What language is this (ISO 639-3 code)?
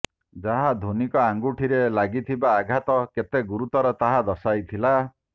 ori